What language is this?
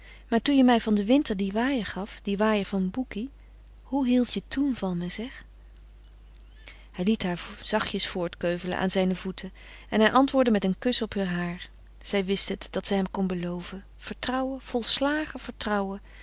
Dutch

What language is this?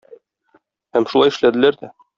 Tatar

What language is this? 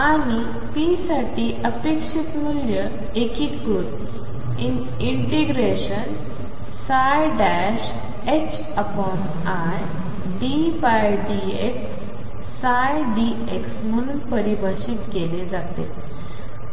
Marathi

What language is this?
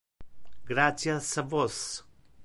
Interlingua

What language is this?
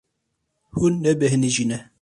Kurdish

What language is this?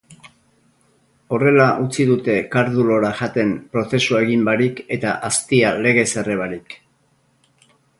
Basque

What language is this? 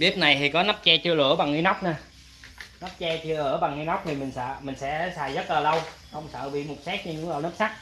Vietnamese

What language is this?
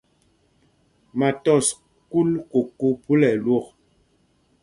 Mpumpong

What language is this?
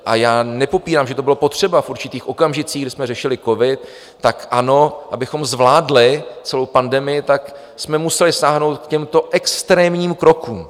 Czech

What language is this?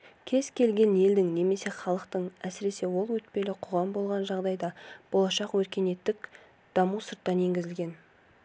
Kazakh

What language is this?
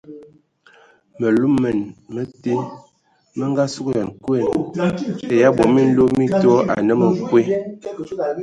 Ewondo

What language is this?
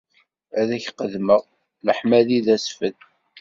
Kabyle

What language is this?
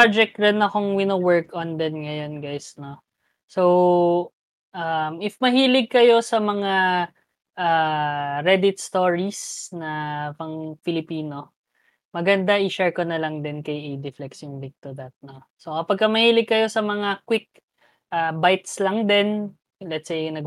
Filipino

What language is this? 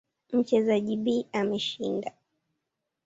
Swahili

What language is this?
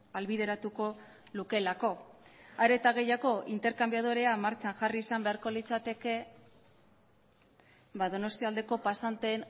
Basque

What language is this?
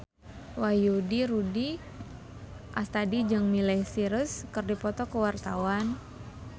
Sundanese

